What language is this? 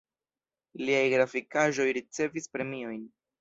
Esperanto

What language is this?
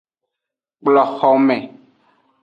Aja (Benin)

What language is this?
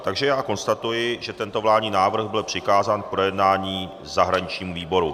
Czech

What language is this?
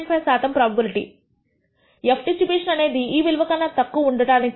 Telugu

